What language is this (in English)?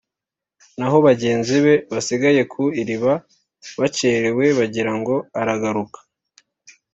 Kinyarwanda